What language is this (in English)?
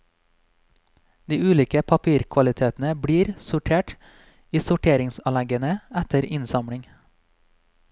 Norwegian